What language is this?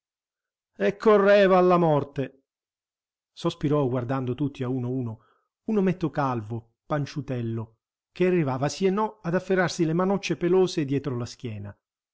Italian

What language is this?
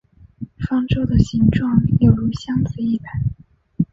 Chinese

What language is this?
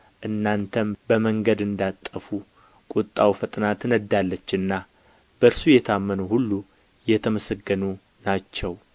Amharic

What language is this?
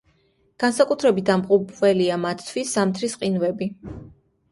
Georgian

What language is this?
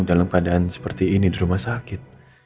Indonesian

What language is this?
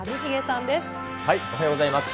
Japanese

